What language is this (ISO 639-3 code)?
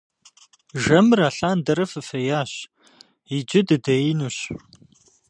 kbd